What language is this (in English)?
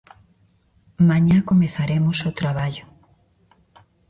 Galician